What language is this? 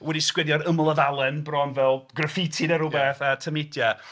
Welsh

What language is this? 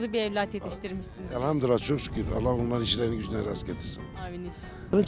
Turkish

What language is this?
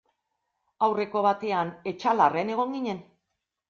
Basque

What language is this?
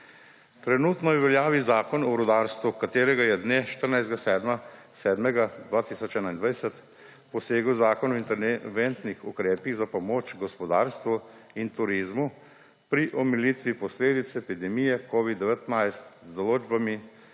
Slovenian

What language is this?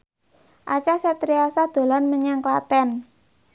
Javanese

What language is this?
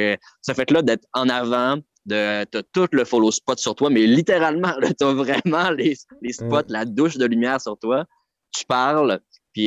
French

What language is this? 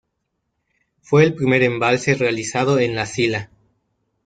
Spanish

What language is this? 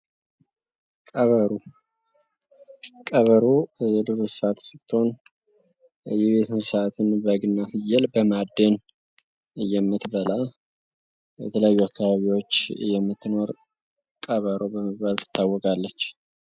Amharic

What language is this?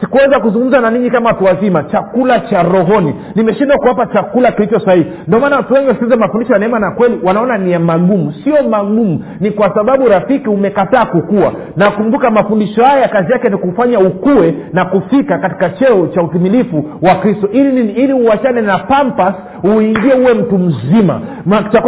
Swahili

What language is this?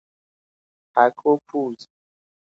Persian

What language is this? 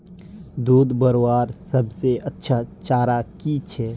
Magahi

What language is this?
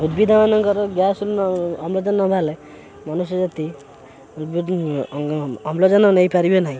Odia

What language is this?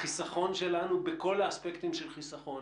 Hebrew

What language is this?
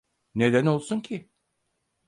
Turkish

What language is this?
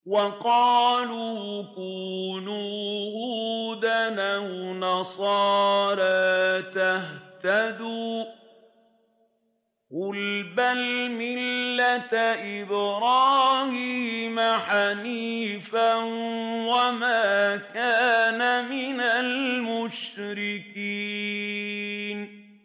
Arabic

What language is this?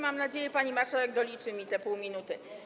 Polish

